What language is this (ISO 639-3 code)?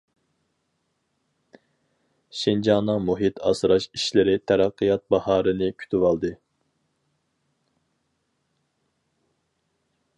uig